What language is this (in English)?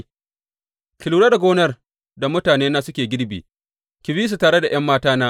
Hausa